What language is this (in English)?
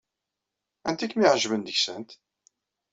Kabyle